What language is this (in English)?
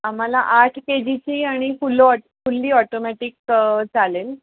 Marathi